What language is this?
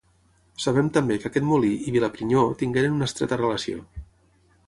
Catalan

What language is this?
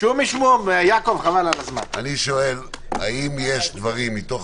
Hebrew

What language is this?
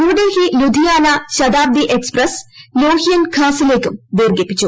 Malayalam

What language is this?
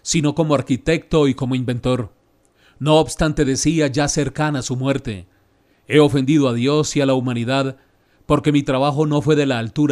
Spanish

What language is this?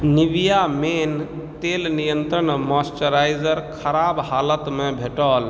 Maithili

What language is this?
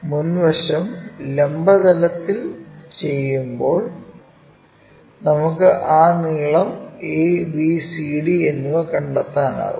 Malayalam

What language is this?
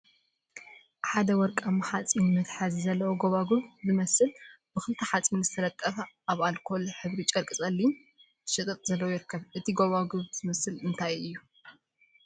Tigrinya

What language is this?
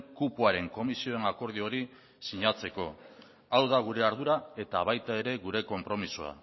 Basque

